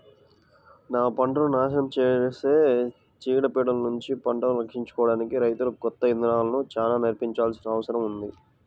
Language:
Telugu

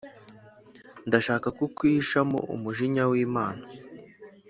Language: Kinyarwanda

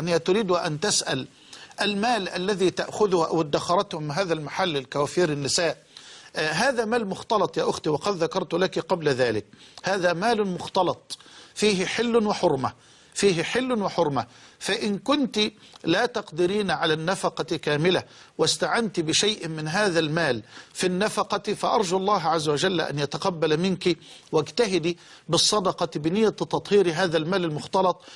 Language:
Arabic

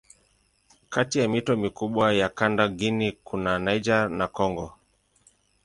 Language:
Swahili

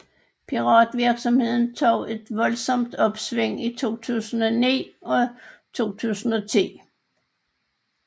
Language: Danish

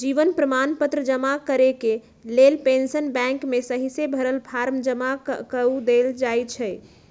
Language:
Magahi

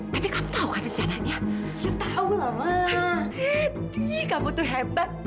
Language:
Indonesian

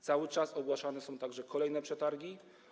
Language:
Polish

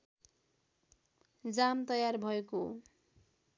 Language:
Nepali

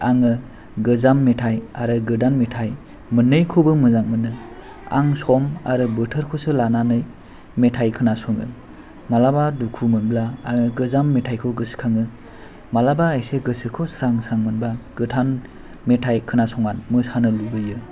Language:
Bodo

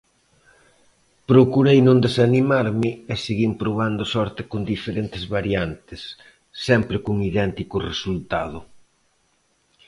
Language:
Galician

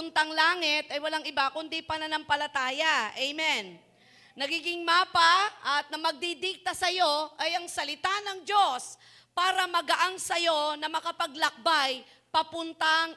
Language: Filipino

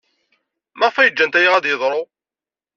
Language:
Kabyle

